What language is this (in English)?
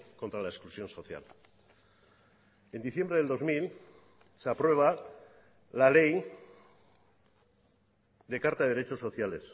Spanish